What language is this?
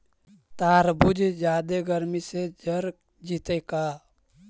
Magahi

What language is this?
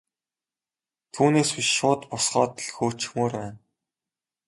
Mongolian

